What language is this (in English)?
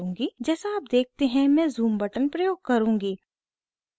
Hindi